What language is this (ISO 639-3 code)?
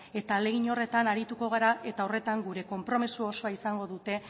eus